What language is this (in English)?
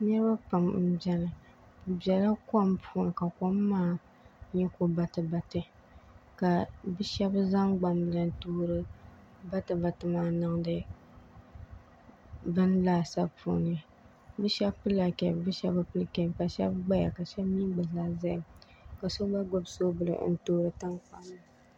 Dagbani